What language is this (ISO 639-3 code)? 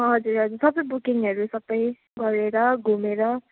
nep